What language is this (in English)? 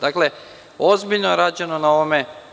Serbian